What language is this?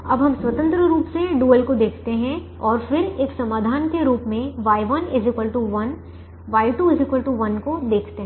Hindi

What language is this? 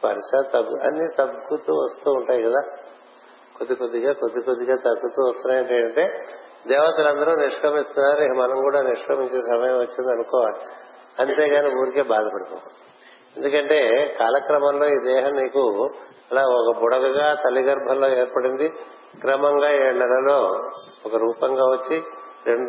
Telugu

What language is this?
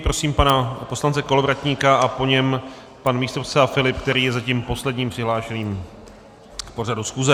Czech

